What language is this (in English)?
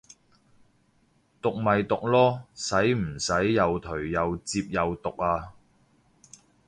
Cantonese